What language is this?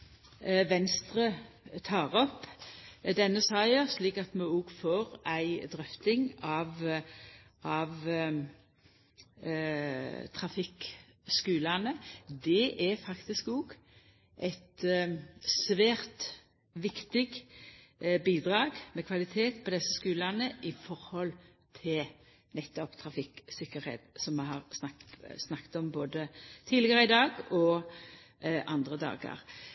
Norwegian Nynorsk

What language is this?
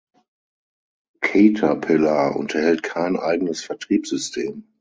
German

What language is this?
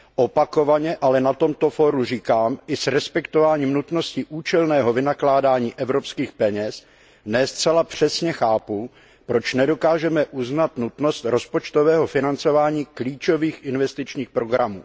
Czech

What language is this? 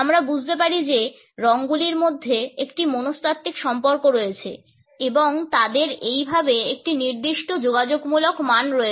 Bangla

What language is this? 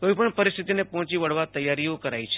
Gujarati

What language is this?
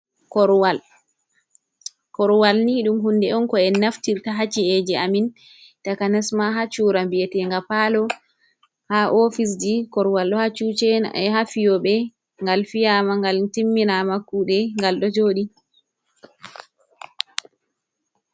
Fula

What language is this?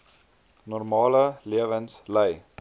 Afrikaans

